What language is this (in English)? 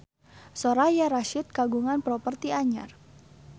Sundanese